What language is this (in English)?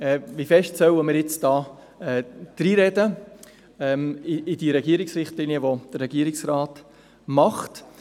Swiss German